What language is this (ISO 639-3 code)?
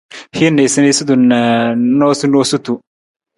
nmz